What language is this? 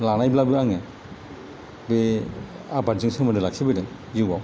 Bodo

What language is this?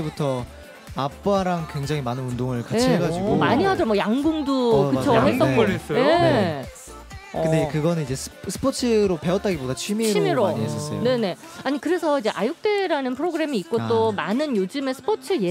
Korean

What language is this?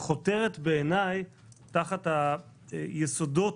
Hebrew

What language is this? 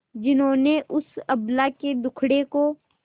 Hindi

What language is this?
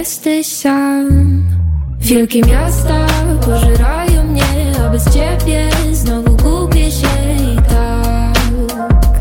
Polish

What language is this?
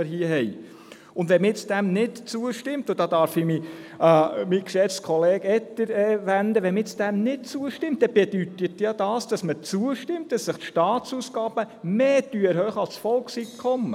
Swiss German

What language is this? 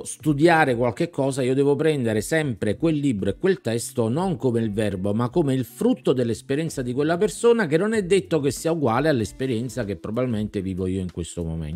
Italian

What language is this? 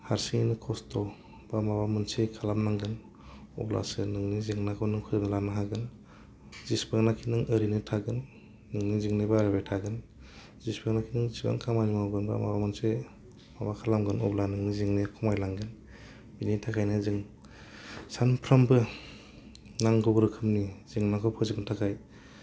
Bodo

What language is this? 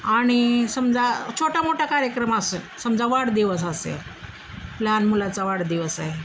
Marathi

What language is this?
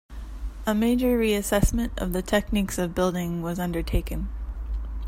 English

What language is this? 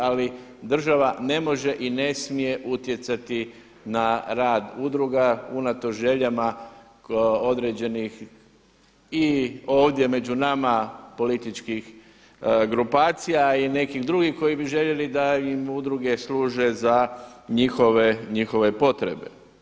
Croatian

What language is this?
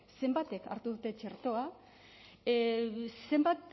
Basque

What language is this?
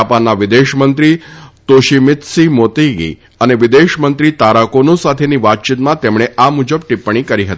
Gujarati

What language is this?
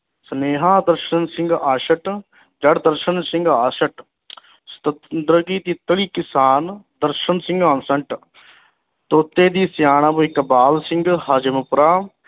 Punjabi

